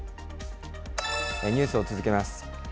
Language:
Japanese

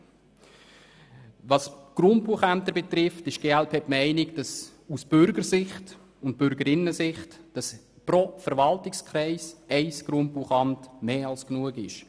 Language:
Swiss German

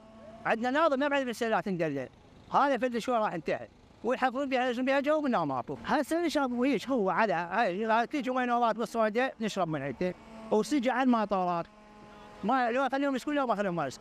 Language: Arabic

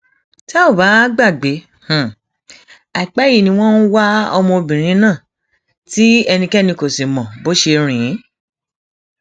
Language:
Yoruba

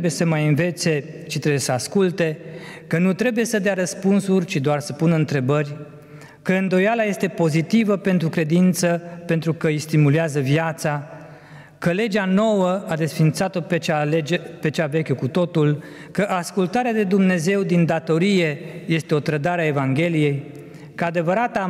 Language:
Romanian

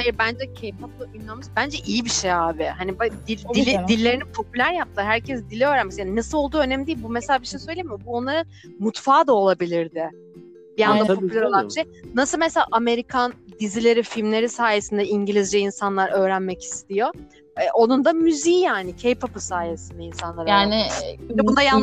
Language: Turkish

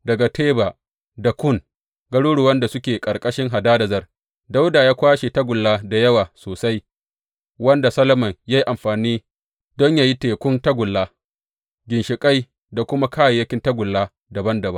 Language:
Hausa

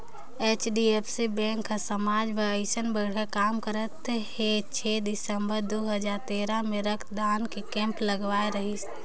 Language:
Chhattisgarhi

